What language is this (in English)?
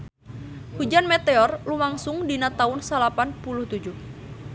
Sundanese